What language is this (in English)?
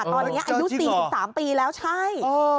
Thai